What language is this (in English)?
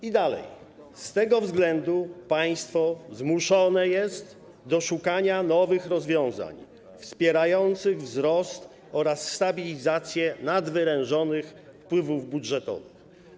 Polish